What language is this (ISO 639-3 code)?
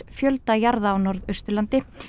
isl